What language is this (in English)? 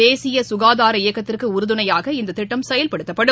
Tamil